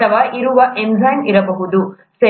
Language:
Kannada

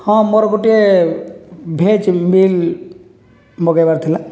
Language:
Odia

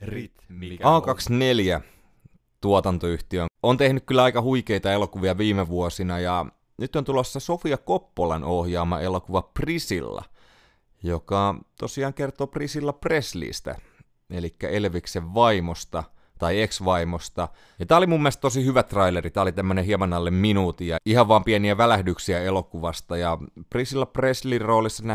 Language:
Finnish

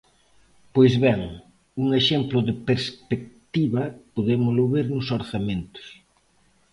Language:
Galician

